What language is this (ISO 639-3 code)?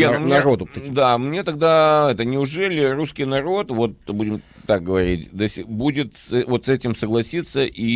rus